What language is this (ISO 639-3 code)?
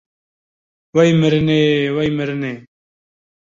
kur